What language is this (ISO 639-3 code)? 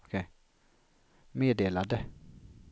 swe